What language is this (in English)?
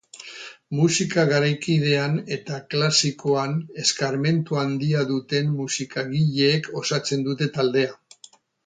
Basque